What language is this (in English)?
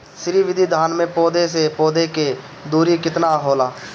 Bhojpuri